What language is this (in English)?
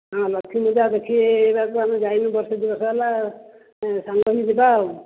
Odia